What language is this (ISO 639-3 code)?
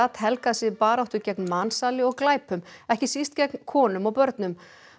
isl